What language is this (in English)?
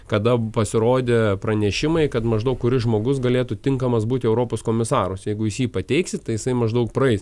Lithuanian